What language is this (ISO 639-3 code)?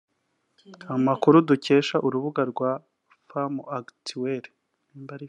kin